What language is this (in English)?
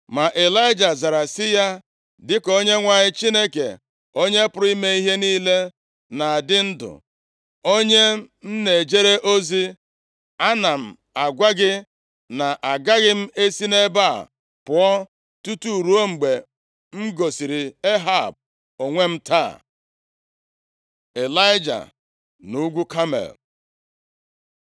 Igbo